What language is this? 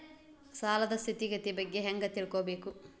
Kannada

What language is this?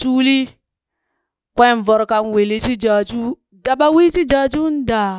Burak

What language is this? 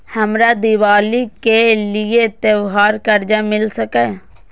Maithili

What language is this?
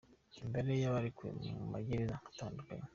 Kinyarwanda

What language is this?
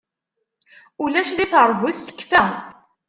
Kabyle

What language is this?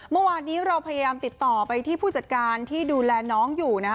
Thai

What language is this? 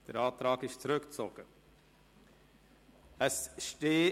Swiss German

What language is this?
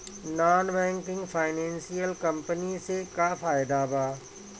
Bhojpuri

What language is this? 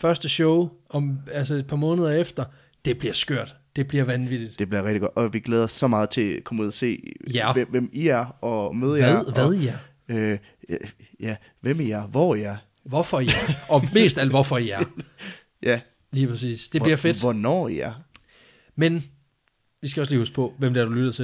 Danish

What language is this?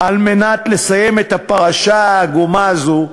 Hebrew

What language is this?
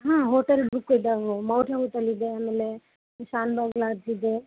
Kannada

